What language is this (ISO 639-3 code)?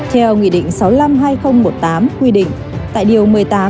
vie